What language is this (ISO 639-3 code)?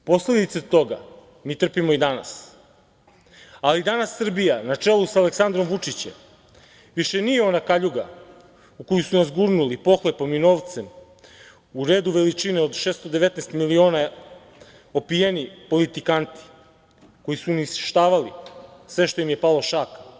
srp